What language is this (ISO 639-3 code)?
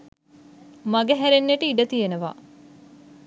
sin